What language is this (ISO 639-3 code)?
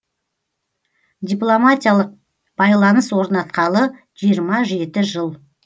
kaz